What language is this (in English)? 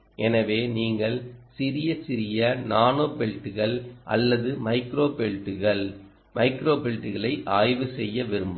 Tamil